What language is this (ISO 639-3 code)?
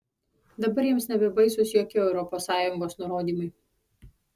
lit